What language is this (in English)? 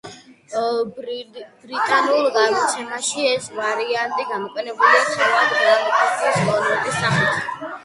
Georgian